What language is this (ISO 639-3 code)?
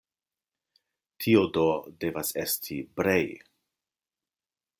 epo